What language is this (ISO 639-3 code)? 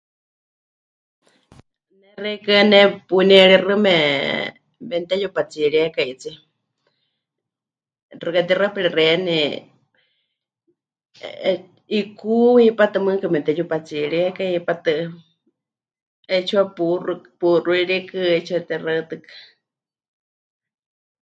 hch